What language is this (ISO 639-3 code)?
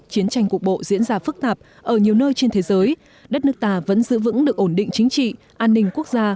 vie